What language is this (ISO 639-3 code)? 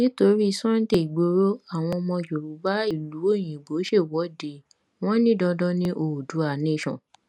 yor